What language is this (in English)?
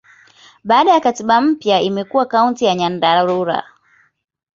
Swahili